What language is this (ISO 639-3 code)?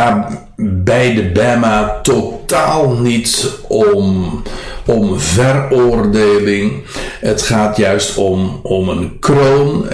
nld